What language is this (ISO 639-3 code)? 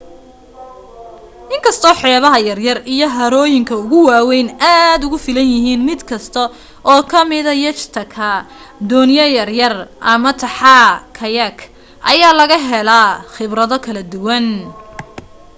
som